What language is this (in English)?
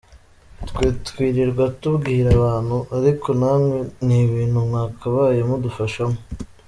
Kinyarwanda